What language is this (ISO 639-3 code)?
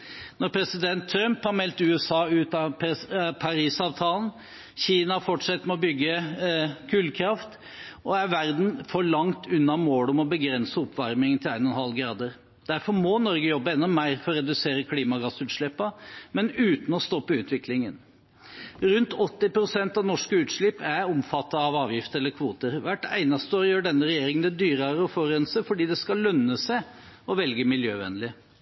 nob